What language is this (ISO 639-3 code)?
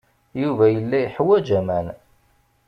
kab